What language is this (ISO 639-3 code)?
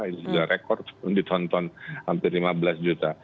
ind